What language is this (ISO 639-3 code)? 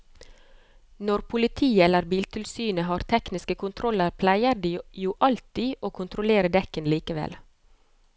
nor